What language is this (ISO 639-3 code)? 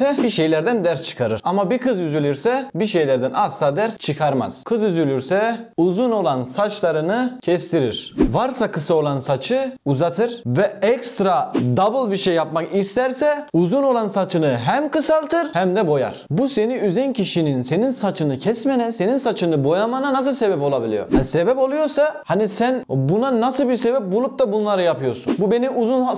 tur